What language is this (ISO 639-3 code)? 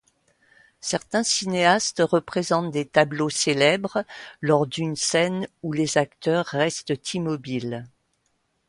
fra